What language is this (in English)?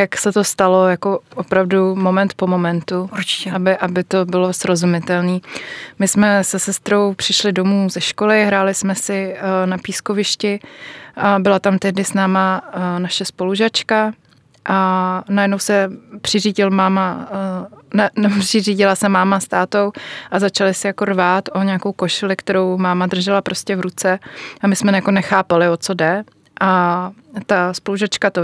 Czech